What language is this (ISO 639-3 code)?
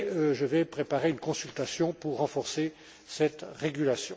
fra